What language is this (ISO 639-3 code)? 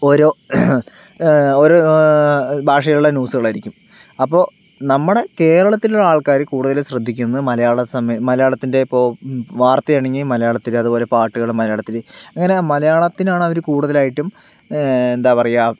mal